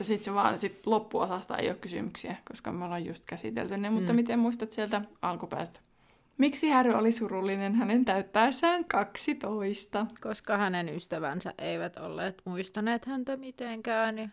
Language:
Finnish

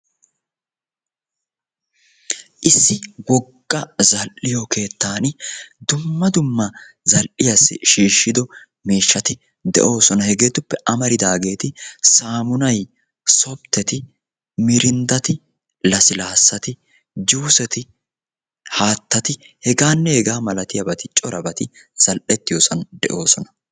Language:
Wolaytta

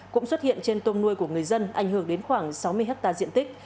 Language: Vietnamese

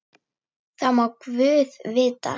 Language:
Icelandic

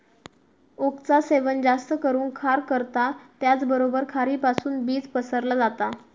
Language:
Marathi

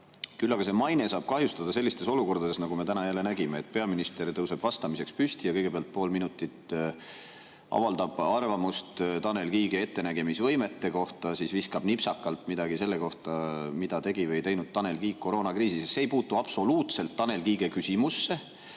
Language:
Estonian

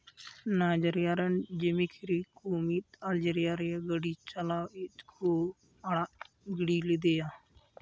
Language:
Santali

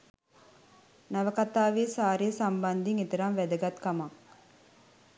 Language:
Sinhala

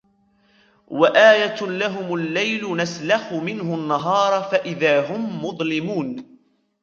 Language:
Arabic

